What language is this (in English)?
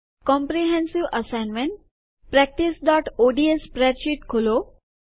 Gujarati